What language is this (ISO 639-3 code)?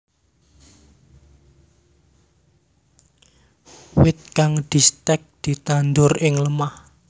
jav